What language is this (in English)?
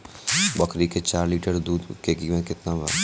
Bhojpuri